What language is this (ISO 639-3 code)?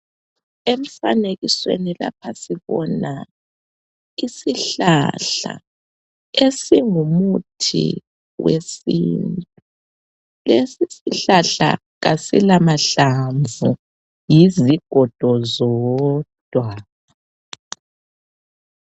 nde